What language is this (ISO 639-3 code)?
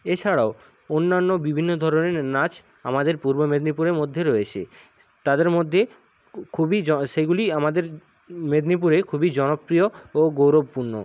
ben